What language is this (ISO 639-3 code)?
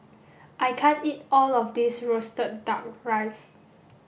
eng